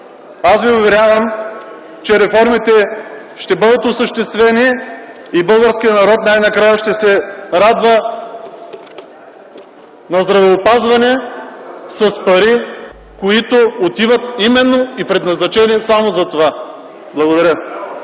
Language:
Bulgarian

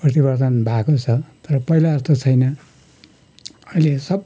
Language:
Nepali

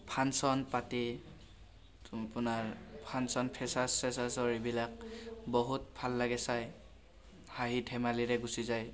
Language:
Assamese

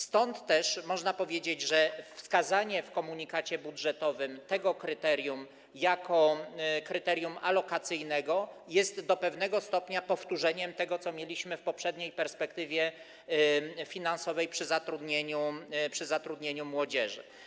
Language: Polish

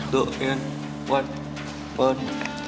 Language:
Indonesian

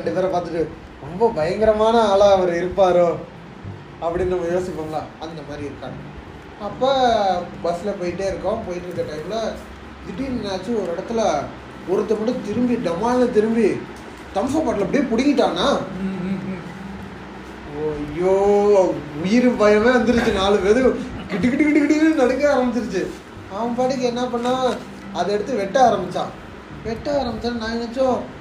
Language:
Tamil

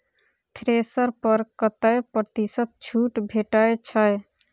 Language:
Maithili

